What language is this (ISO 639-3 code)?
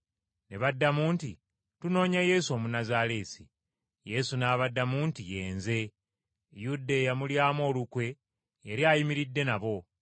lug